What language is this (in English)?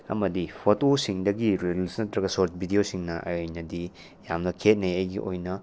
Manipuri